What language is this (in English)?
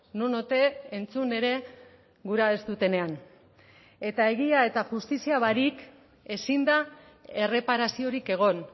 Basque